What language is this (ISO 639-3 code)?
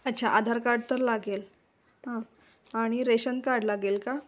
mar